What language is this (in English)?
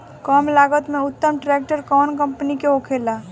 Bhojpuri